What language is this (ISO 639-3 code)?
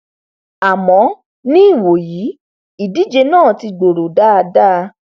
yor